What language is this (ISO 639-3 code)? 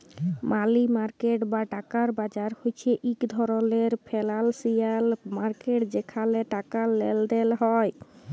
ben